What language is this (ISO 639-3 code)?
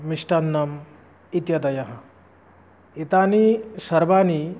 san